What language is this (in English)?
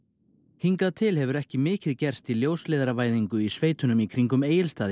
Icelandic